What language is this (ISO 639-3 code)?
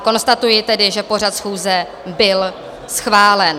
ces